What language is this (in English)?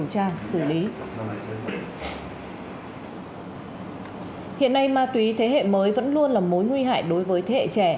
Vietnamese